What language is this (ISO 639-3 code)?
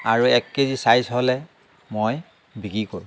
asm